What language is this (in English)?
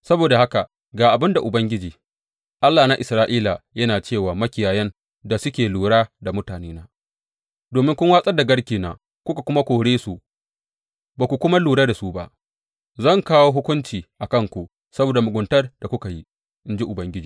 Hausa